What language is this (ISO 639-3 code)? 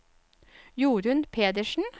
nor